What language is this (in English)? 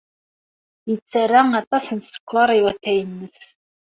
Kabyle